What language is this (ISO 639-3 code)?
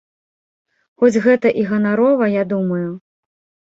bel